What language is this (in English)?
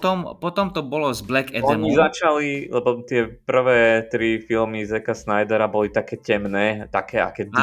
Slovak